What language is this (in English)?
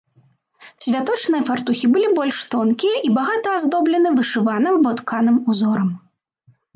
Belarusian